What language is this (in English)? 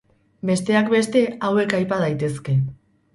Basque